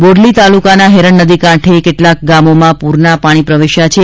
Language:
Gujarati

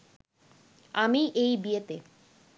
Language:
Bangla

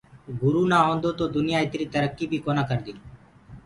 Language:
Gurgula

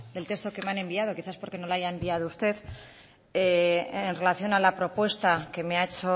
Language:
Spanish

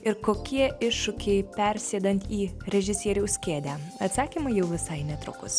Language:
Lithuanian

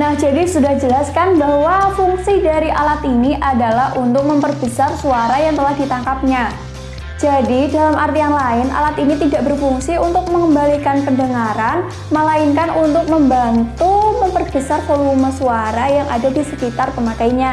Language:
Indonesian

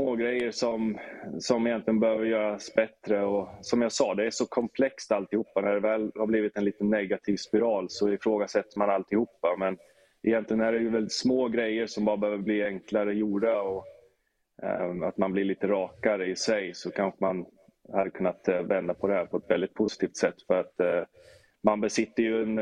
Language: Swedish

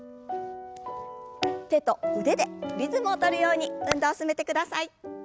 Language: Japanese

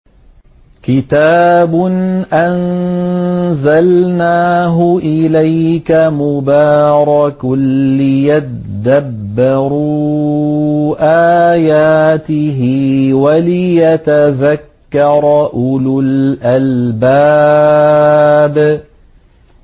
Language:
Arabic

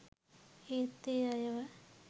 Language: Sinhala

